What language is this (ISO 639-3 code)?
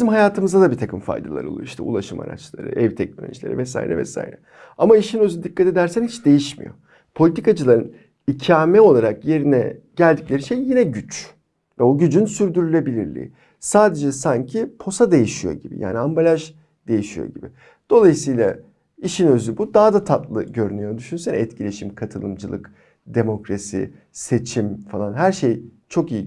tur